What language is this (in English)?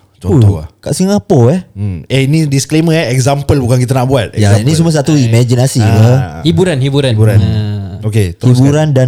Malay